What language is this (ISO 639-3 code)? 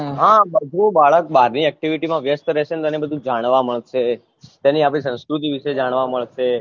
guj